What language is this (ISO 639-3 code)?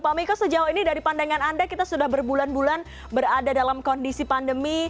ind